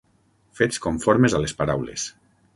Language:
Catalan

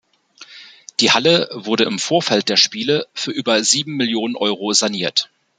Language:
German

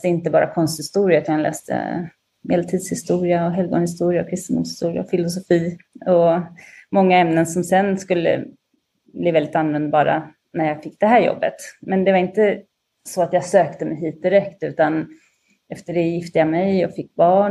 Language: Swedish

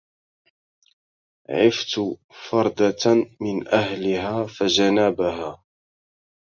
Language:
Arabic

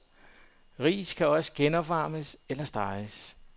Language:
Danish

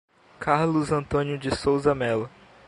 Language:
Portuguese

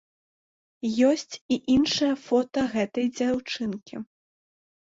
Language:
Belarusian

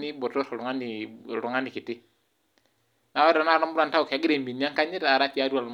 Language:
Masai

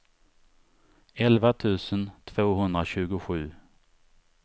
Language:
Swedish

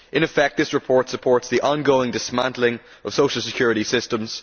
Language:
English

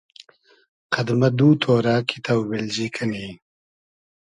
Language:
Hazaragi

